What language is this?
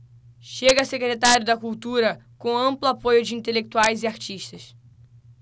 Portuguese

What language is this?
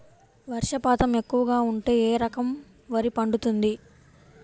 Telugu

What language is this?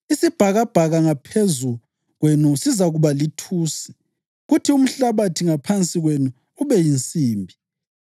North Ndebele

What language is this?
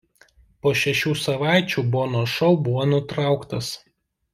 Lithuanian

